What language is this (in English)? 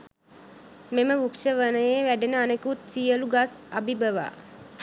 Sinhala